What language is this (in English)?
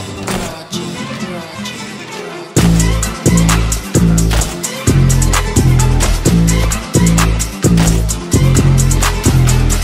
Russian